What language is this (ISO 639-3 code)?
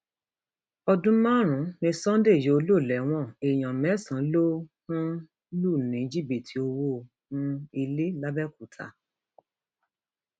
yor